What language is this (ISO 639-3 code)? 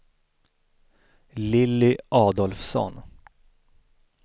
swe